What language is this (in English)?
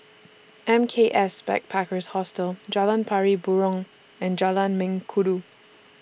English